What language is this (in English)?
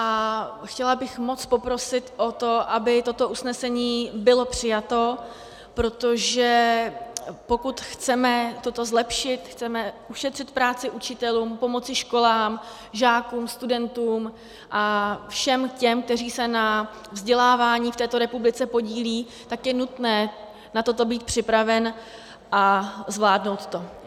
Czech